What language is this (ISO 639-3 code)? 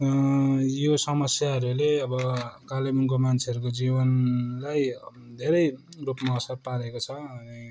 nep